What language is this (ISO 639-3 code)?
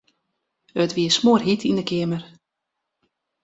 fry